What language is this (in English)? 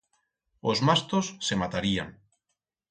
Aragonese